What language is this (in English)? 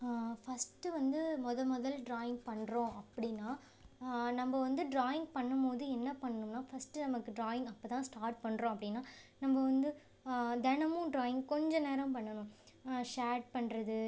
Tamil